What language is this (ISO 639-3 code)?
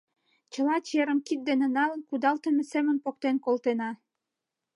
chm